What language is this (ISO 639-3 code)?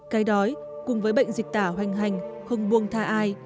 vie